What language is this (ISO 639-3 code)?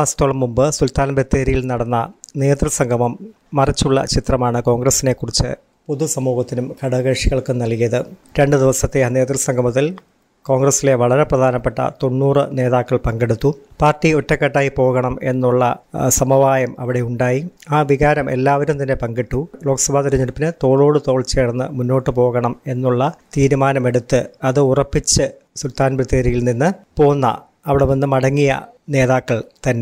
mal